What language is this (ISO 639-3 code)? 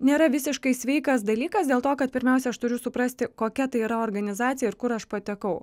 lit